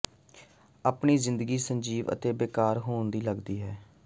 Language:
Punjabi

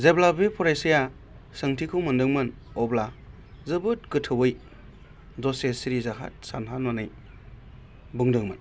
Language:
Bodo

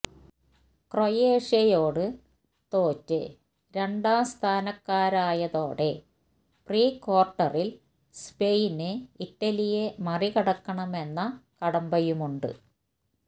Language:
Malayalam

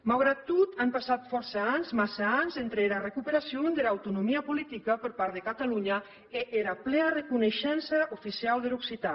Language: Catalan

